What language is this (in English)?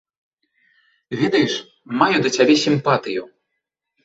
Belarusian